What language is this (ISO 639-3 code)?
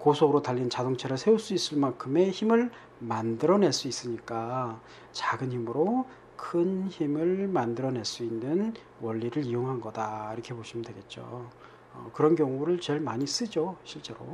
kor